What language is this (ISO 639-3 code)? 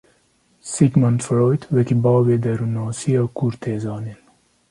kur